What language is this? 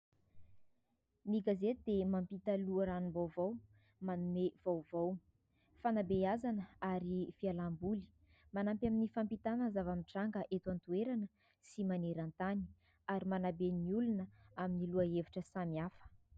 Malagasy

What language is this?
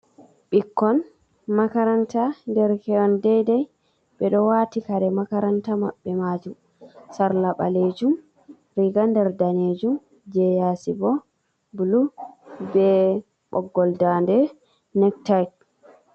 Fula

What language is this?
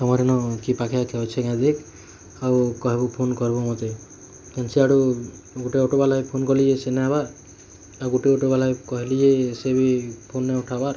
Odia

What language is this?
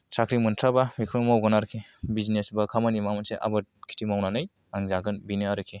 Bodo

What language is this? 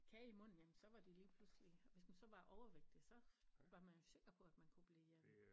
Danish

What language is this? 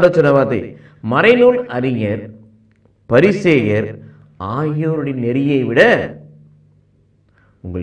Hindi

